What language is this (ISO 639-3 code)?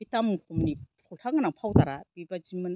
brx